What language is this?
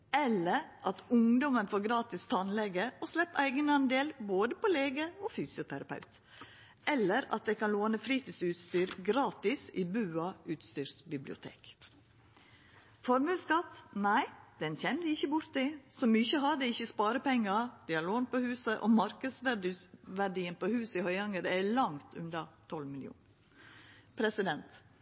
Norwegian Nynorsk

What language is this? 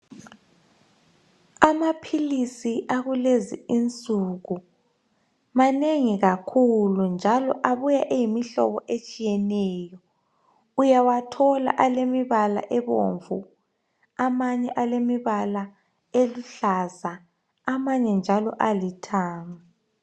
North Ndebele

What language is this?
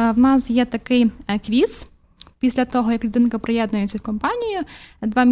Ukrainian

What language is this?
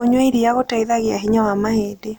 Kikuyu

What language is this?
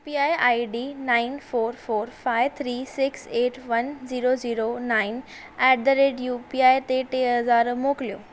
Sindhi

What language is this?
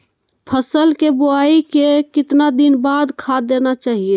Magahi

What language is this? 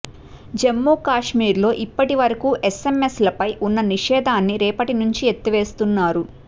Telugu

